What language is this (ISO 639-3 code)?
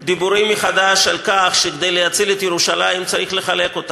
heb